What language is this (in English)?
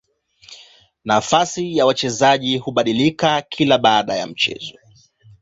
Swahili